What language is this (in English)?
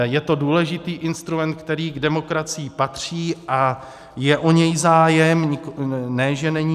Czech